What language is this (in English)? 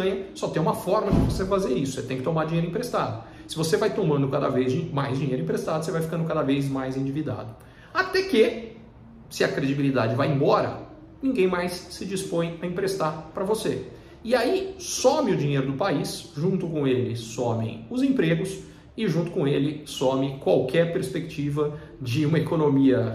Portuguese